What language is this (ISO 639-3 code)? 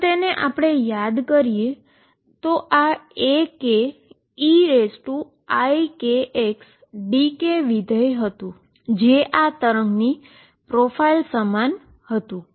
guj